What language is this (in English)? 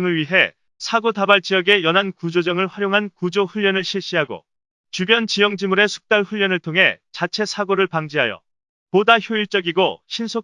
Korean